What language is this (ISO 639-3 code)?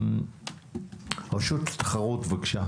heb